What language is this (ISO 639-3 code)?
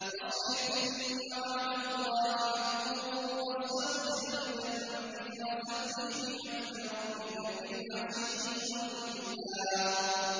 ara